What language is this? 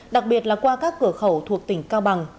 Vietnamese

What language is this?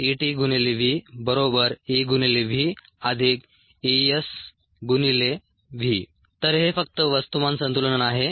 Marathi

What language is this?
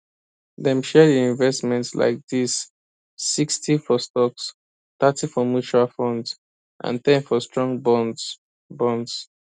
Nigerian Pidgin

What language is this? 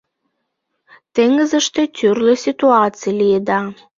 Mari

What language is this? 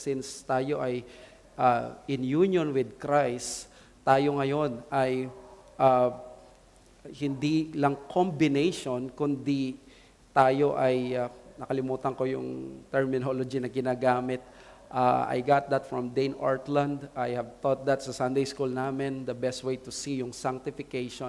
Filipino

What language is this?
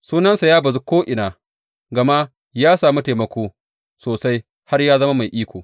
Hausa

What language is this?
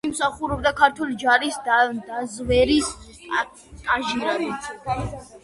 Georgian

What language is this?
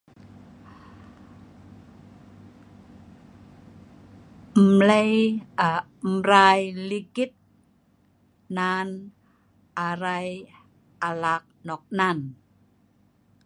Sa'ban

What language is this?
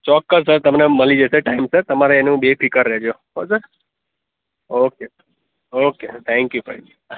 Gujarati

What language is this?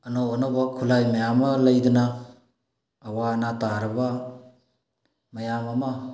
Manipuri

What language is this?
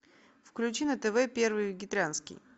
Russian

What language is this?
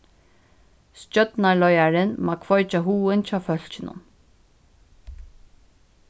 Faroese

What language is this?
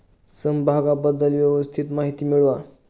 Marathi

